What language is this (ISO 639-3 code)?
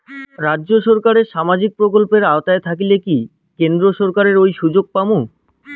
ben